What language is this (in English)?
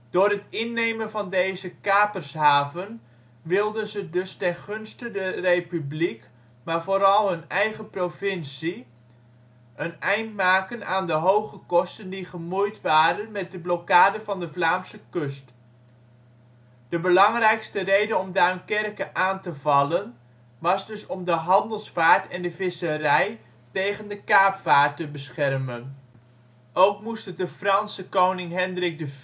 Dutch